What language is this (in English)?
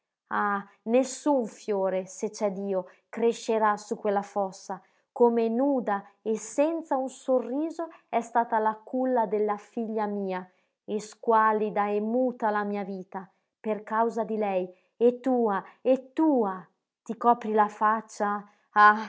Italian